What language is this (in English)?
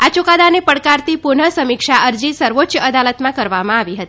Gujarati